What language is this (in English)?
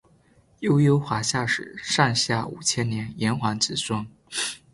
Chinese